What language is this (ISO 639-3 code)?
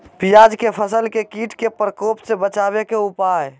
mag